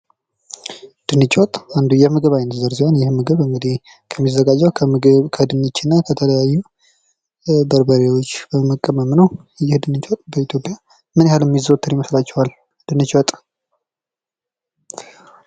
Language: Amharic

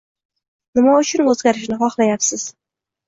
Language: Uzbek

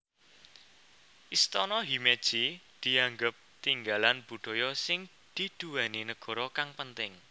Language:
Javanese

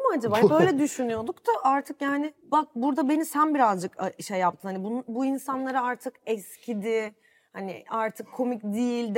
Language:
Turkish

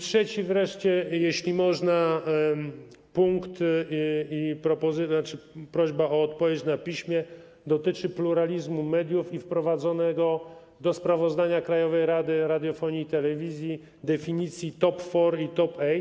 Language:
Polish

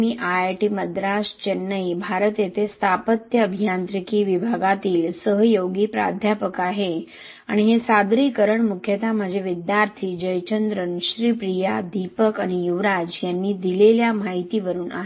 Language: Marathi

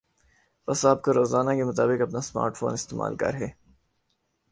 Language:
Urdu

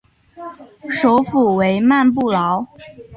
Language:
Chinese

